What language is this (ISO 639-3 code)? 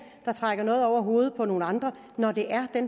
dan